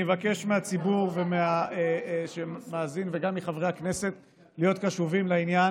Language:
Hebrew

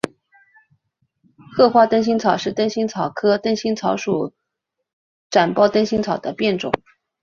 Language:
Chinese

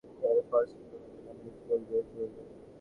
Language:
Bangla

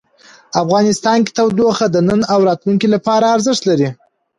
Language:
Pashto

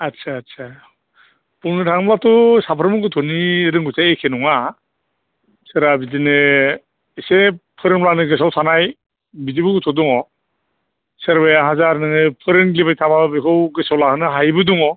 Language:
Bodo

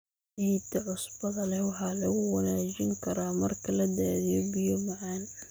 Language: Somali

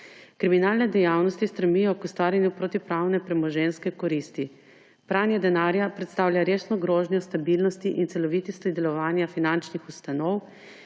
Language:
Slovenian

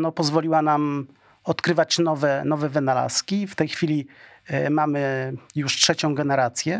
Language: Polish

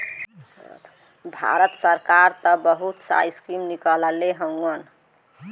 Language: Bhojpuri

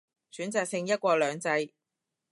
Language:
Cantonese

